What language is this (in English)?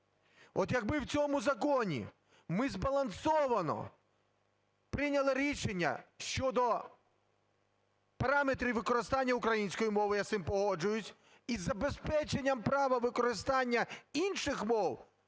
Ukrainian